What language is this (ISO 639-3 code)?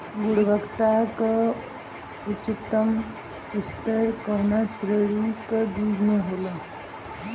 bho